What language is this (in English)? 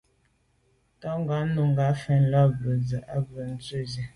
Medumba